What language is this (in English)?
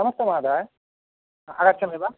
Sanskrit